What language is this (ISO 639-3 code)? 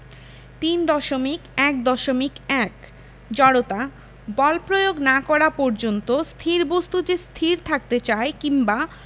ben